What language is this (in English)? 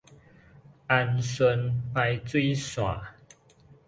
Min Nan Chinese